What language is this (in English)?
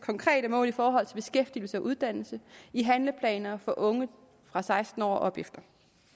Danish